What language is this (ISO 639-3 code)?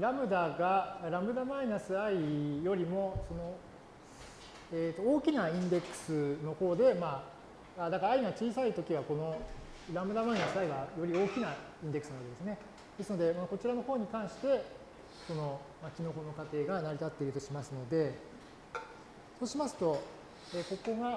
jpn